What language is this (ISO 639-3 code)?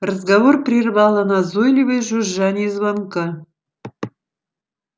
rus